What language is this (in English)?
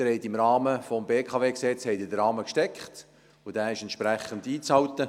Swiss German